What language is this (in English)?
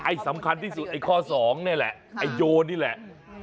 Thai